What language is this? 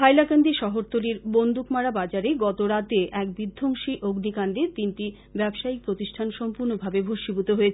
Bangla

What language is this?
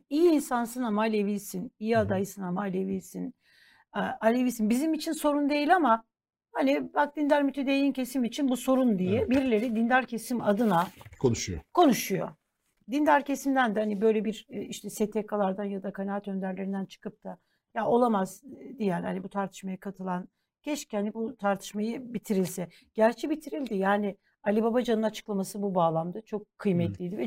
Turkish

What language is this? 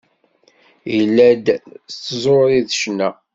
Kabyle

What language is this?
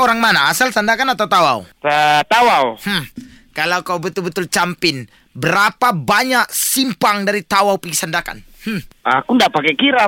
Malay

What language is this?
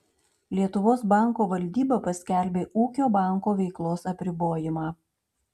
Lithuanian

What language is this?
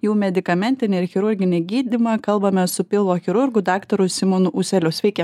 Lithuanian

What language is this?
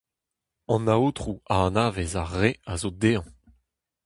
Breton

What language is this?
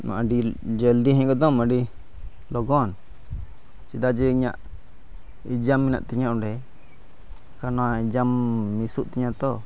Santali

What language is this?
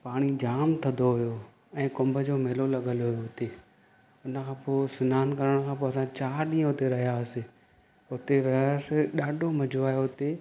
Sindhi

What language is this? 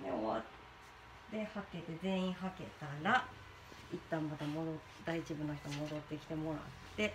Japanese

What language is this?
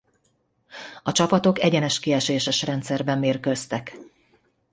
Hungarian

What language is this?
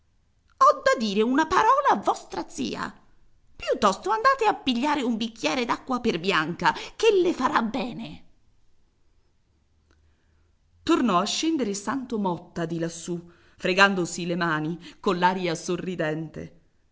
Italian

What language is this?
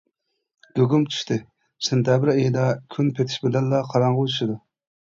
Uyghur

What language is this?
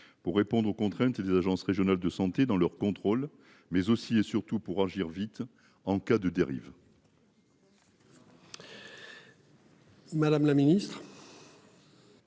French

